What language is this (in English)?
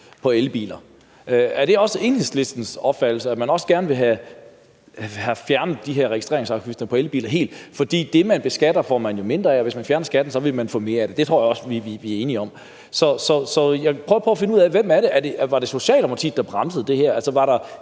Danish